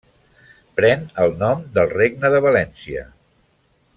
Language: Catalan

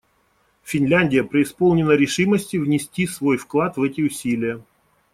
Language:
Russian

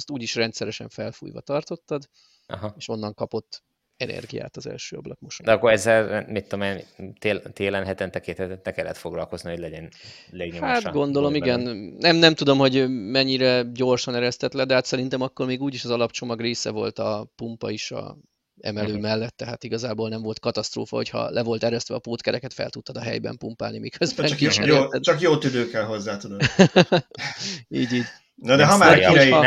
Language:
Hungarian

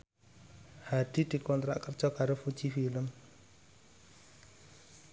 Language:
Javanese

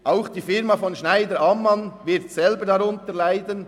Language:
Swiss German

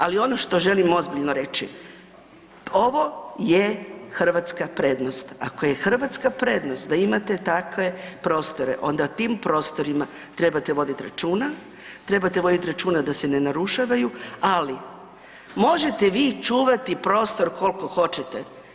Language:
Croatian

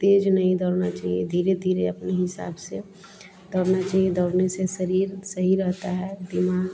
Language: Hindi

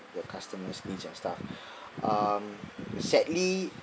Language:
English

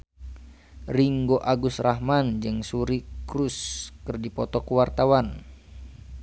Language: Sundanese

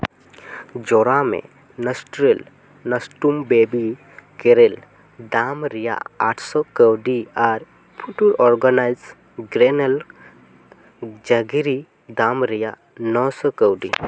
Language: Santali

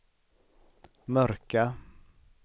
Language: Swedish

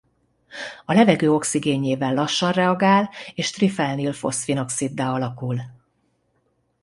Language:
Hungarian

